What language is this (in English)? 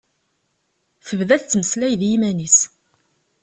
Kabyle